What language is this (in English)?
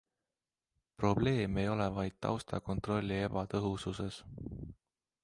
Estonian